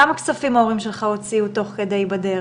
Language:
Hebrew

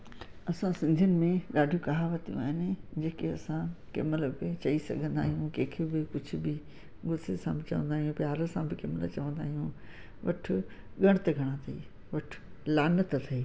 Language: Sindhi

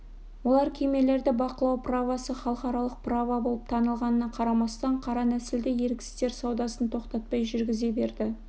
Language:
Kazakh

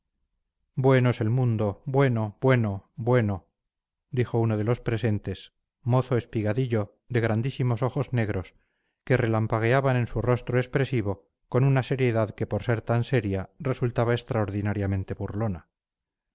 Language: Spanish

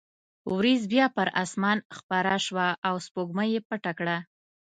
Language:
Pashto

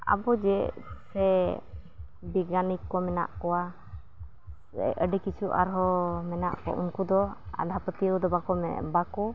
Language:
Santali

